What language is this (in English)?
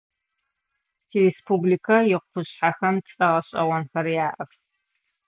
Adyghe